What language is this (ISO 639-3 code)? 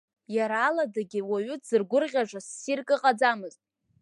abk